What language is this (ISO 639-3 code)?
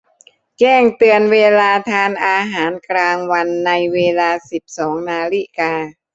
tha